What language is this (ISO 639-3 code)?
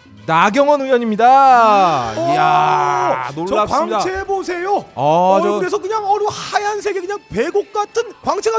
kor